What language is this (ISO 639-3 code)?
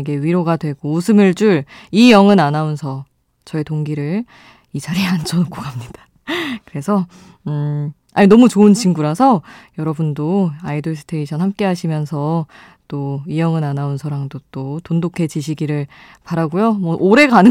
kor